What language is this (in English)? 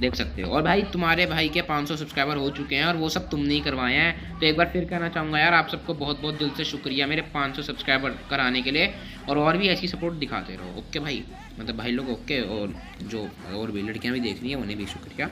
Hindi